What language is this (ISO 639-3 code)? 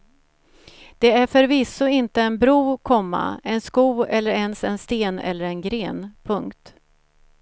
swe